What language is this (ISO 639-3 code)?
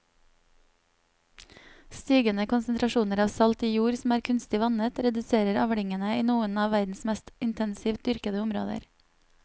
nor